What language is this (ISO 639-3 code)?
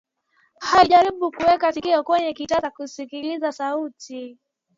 swa